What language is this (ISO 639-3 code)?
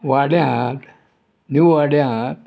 kok